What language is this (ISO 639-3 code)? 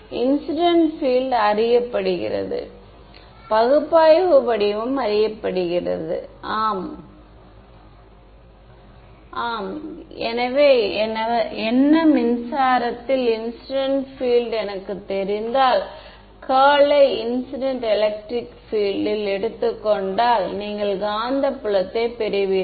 tam